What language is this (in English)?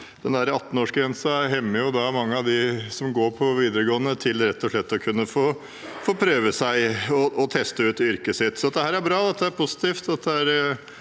Norwegian